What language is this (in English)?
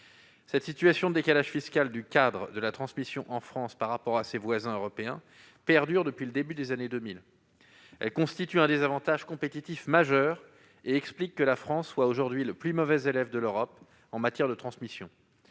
French